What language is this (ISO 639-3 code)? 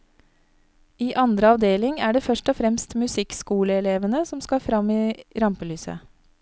nor